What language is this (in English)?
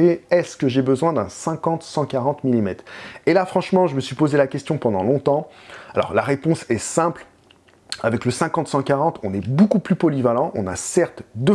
French